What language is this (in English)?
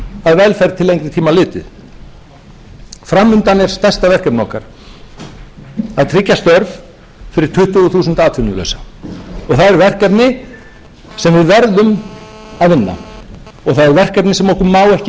Icelandic